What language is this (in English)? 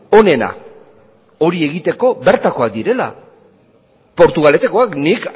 Basque